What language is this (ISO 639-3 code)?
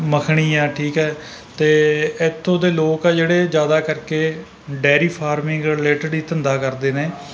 pan